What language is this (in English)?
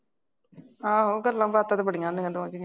Punjabi